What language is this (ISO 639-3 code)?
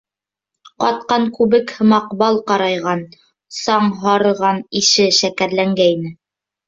bak